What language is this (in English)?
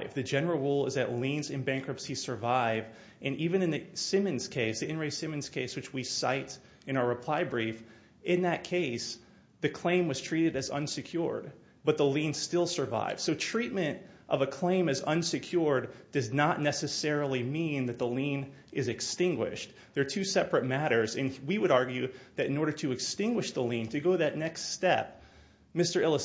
English